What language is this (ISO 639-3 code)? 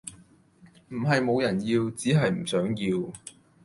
yue